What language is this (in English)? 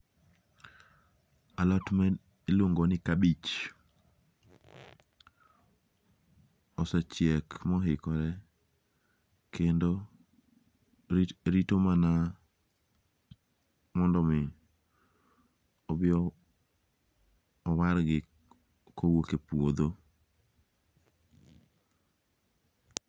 Luo (Kenya and Tanzania)